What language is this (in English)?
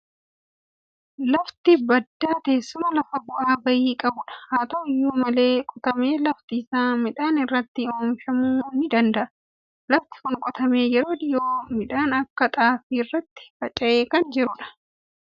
Oromo